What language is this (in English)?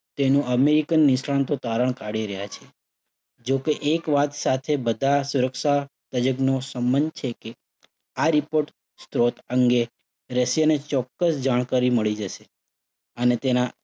Gujarati